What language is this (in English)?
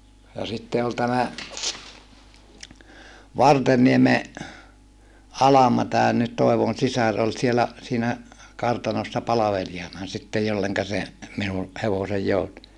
Finnish